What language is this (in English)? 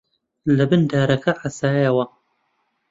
Central Kurdish